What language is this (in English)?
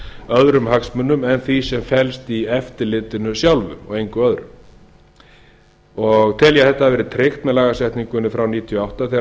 Icelandic